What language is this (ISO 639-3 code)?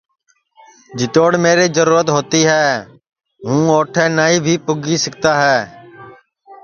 ssi